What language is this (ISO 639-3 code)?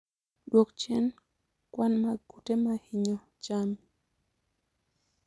luo